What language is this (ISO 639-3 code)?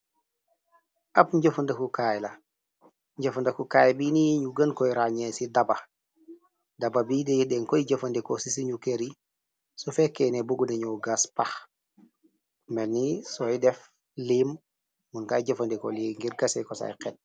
wol